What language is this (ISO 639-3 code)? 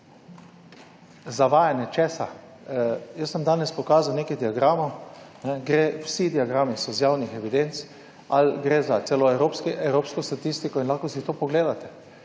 slv